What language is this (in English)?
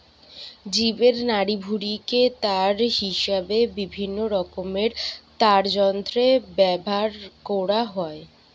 Bangla